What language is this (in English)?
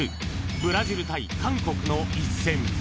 Japanese